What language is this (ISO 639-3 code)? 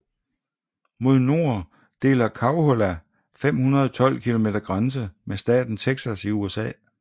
dan